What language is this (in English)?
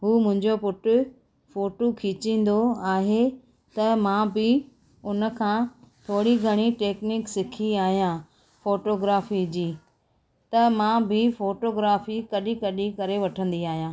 Sindhi